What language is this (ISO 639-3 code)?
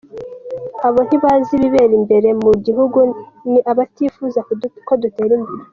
kin